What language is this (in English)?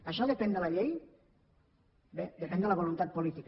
Catalan